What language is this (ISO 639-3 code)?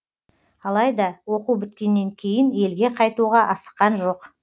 kaz